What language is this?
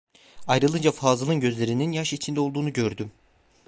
Turkish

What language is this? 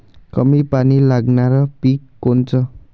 Marathi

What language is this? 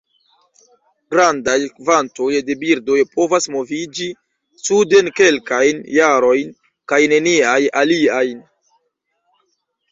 Esperanto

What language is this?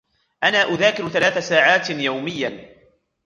Arabic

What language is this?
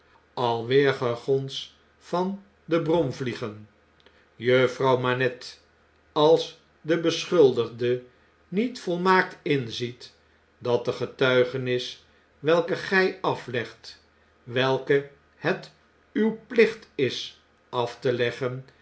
Dutch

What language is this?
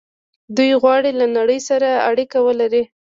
Pashto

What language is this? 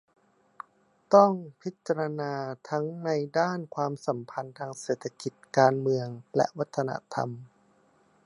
Thai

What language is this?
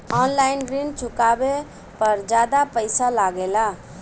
Bhojpuri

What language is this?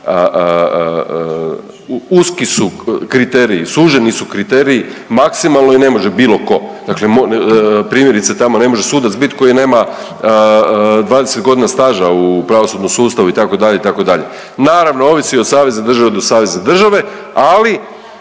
Croatian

